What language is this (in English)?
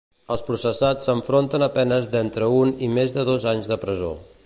Catalan